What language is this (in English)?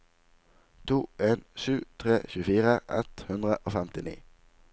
Norwegian